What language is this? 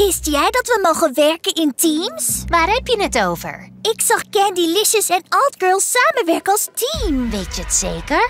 Dutch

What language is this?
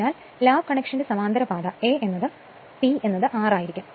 Malayalam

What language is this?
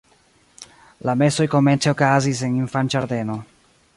Esperanto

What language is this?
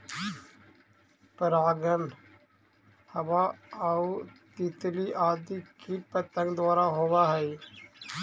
Magahi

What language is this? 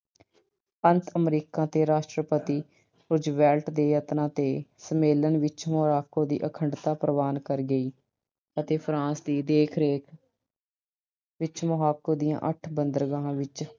Punjabi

